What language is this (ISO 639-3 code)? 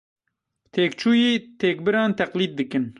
kur